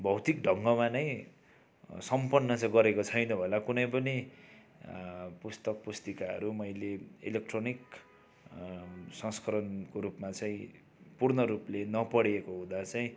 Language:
Nepali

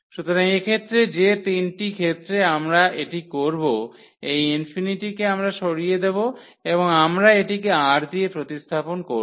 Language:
Bangla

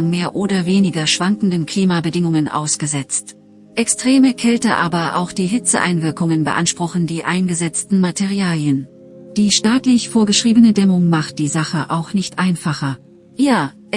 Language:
German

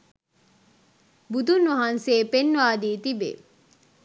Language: Sinhala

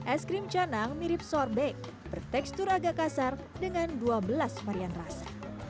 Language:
Indonesian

